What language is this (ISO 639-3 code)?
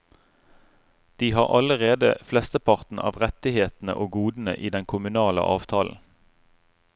nor